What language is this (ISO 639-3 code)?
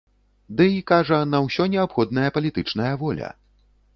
bel